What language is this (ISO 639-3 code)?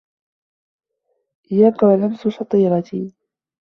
ara